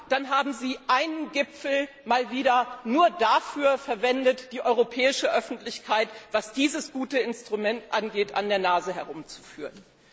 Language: German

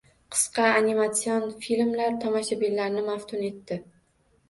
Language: Uzbek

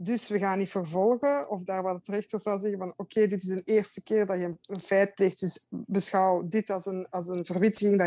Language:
Dutch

